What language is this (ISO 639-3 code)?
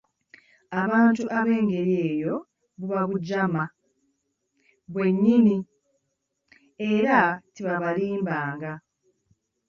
lug